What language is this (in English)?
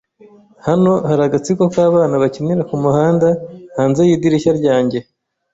Kinyarwanda